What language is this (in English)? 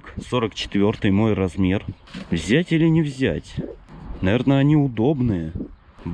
Russian